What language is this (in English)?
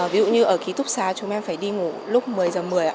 Vietnamese